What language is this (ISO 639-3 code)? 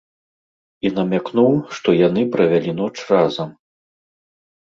bel